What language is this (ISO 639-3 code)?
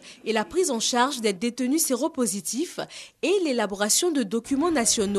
fra